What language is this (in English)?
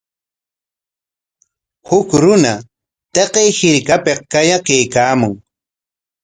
Corongo Ancash Quechua